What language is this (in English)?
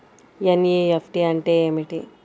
Telugu